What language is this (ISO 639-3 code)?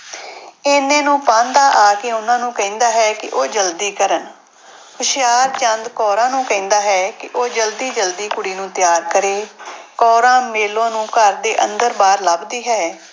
pan